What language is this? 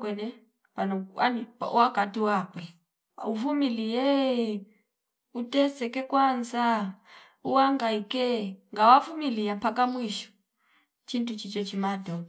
Fipa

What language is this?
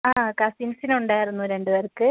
Malayalam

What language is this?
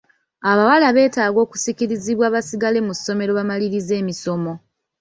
Ganda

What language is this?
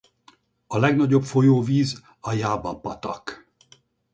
Hungarian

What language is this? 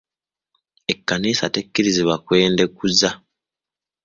Ganda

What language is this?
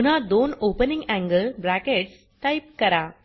Marathi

